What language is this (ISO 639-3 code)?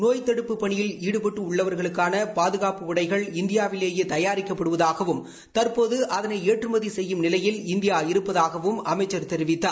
tam